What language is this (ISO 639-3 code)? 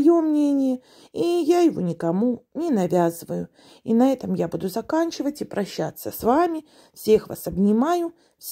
rus